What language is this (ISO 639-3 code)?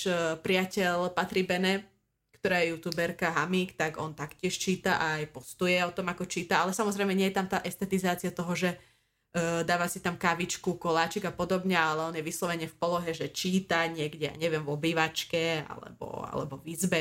slk